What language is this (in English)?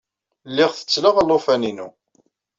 Kabyle